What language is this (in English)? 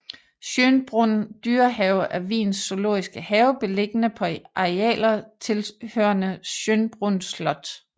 Danish